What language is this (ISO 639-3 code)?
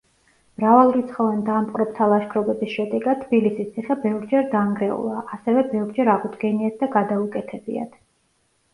kat